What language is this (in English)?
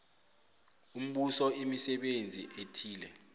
South Ndebele